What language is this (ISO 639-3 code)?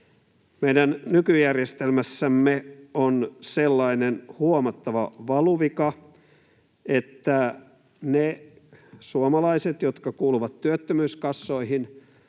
fin